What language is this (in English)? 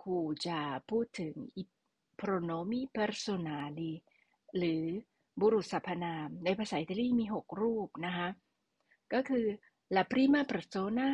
Thai